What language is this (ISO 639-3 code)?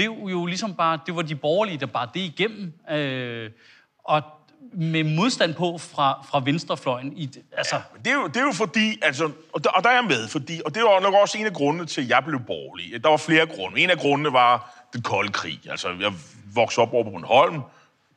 dan